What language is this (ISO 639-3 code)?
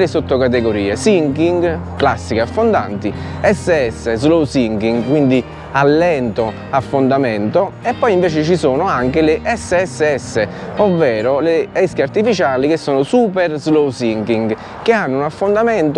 ita